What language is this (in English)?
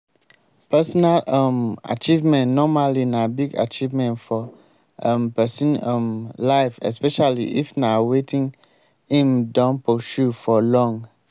Nigerian Pidgin